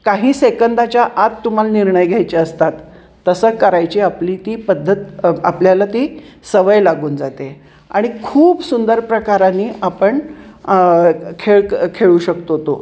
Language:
Marathi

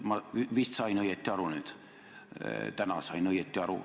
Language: Estonian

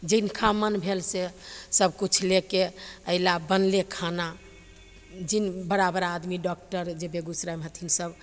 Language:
Maithili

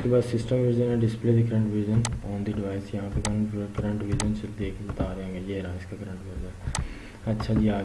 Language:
Urdu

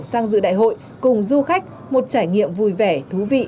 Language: Vietnamese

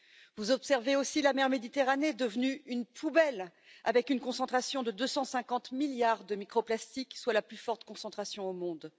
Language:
French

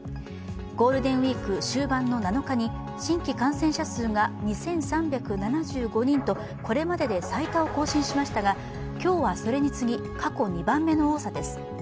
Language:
Japanese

